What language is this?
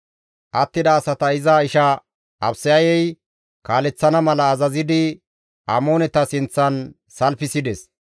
Gamo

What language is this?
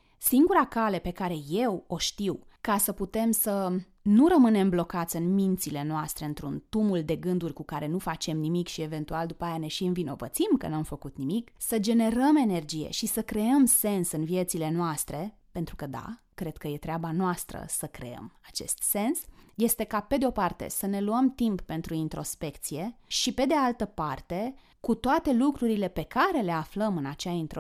Romanian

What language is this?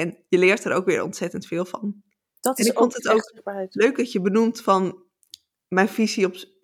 Dutch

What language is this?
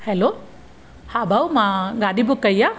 Sindhi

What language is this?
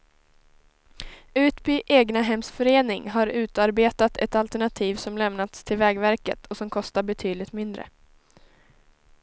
Swedish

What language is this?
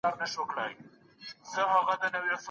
Pashto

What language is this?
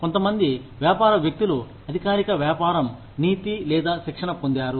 Telugu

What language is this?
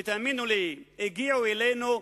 Hebrew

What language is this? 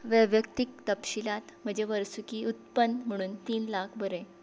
Konkani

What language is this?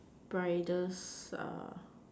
English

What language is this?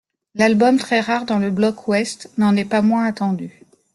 French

